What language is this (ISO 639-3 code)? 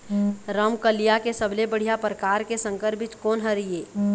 hne